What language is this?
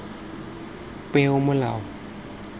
Tswana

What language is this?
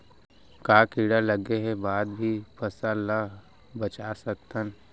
Chhattisgarhi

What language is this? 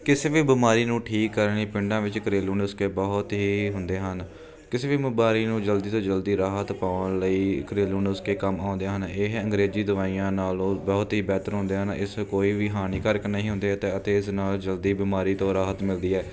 Punjabi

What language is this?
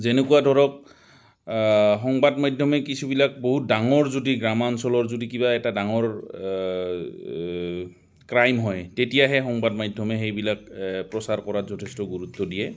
Assamese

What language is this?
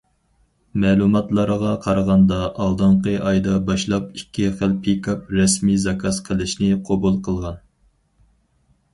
Uyghur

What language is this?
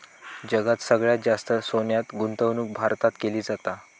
Marathi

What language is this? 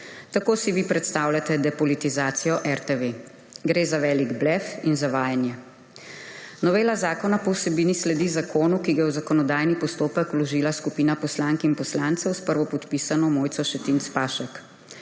Slovenian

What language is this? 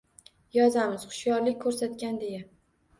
Uzbek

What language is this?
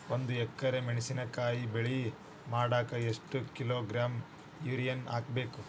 Kannada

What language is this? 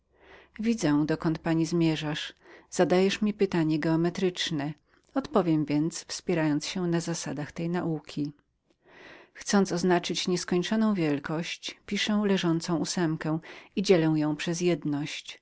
Polish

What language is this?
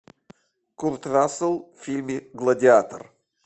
Russian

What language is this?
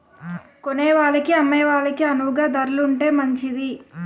Telugu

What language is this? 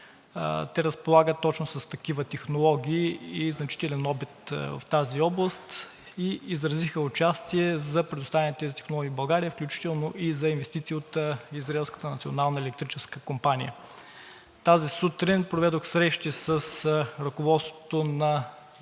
Bulgarian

